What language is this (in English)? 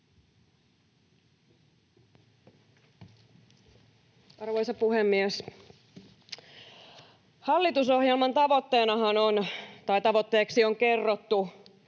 Finnish